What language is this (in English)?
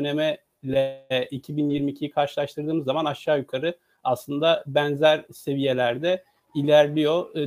Turkish